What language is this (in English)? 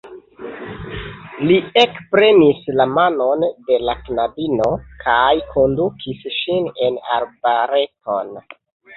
Esperanto